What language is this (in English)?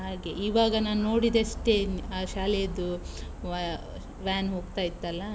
Kannada